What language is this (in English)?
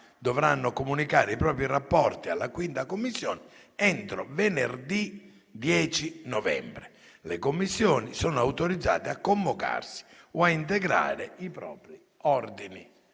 Italian